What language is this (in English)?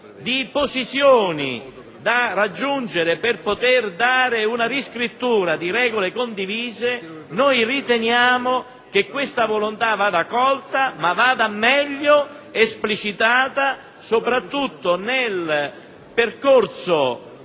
Italian